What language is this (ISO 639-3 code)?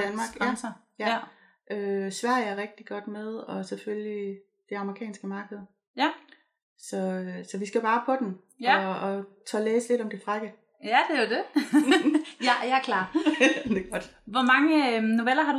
dan